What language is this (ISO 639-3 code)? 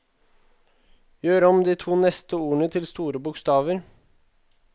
nor